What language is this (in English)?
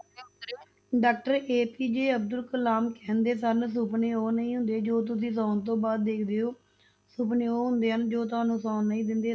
Punjabi